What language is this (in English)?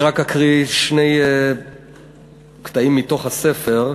Hebrew